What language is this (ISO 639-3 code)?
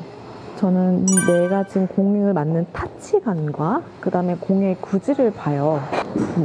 kor